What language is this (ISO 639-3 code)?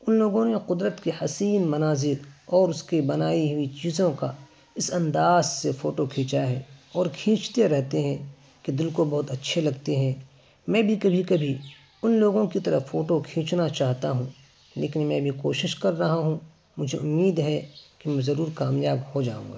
urd